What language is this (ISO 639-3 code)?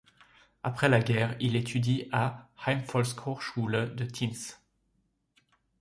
fra